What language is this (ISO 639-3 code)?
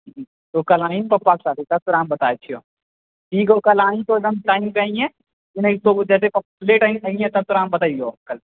mai